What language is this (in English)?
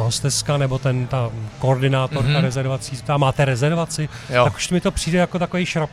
Czech